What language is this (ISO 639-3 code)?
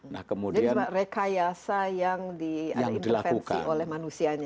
ind